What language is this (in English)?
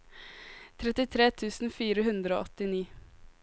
Norwegian